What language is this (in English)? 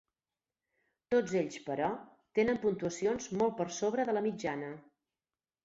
Catalan